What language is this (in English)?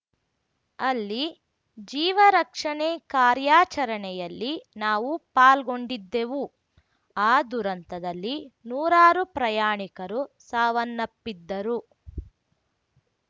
Kannada